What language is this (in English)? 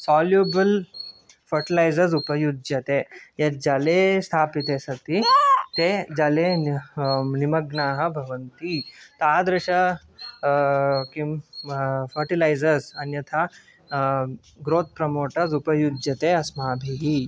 Sanskrit